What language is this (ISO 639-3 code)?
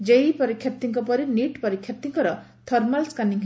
ori